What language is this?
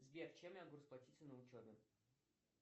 Russian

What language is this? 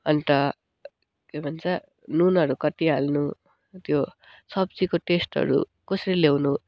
Nepali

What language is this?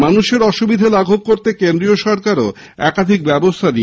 Bangla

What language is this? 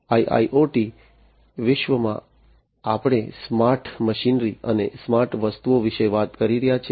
Gujarati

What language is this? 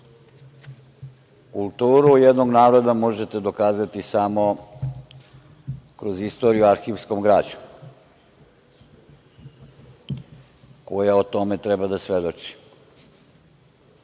Serbian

